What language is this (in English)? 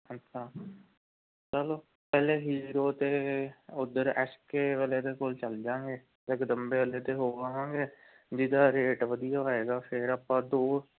Punjabi